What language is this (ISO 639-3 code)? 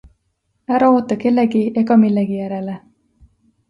est